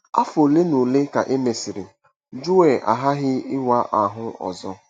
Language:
Igbo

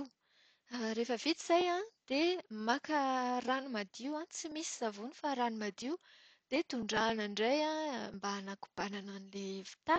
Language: Malagasy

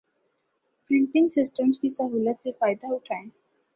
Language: Urdu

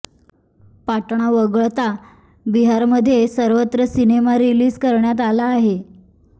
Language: Marathi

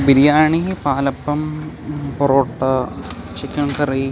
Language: Malayalam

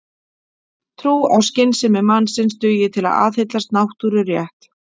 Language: Icelandic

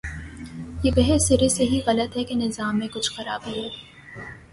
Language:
Urdu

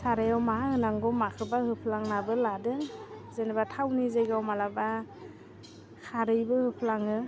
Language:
Bodo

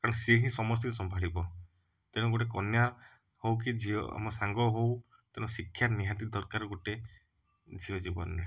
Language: Odia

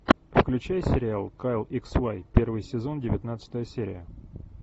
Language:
Russian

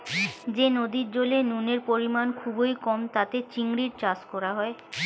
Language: Bangla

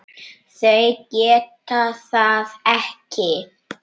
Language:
Icelandic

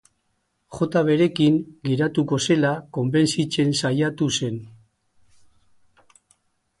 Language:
Basque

